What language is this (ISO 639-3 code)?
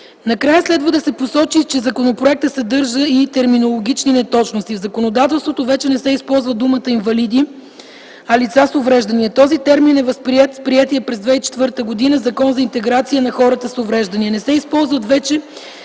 bul